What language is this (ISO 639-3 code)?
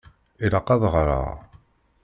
kab